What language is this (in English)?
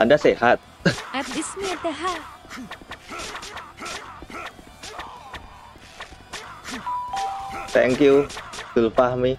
Indonesian